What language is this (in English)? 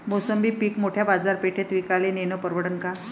Marathi